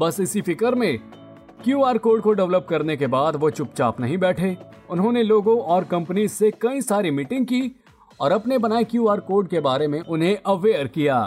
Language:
Hindi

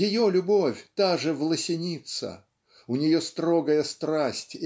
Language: Russian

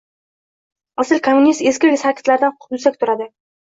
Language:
Uzbek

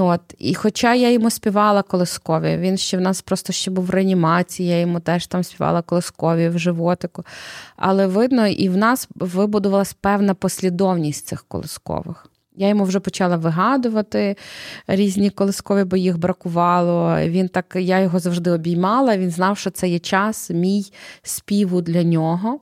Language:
Ukrainian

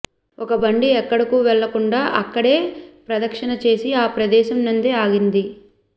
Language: Telugu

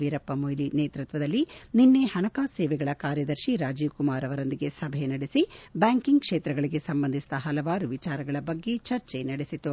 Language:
Kannada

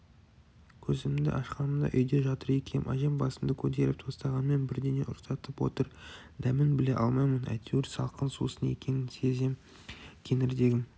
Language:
Kazakh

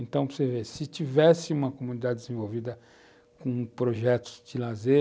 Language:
Portuguese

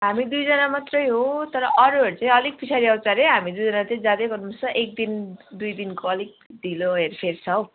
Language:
Nepali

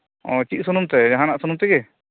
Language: Santali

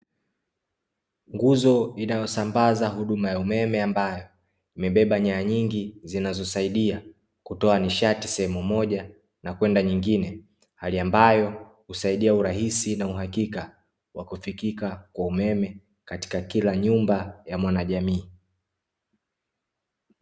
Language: Swahili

